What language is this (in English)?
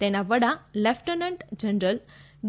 Gujarati